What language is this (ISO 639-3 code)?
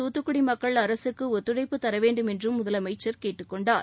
tam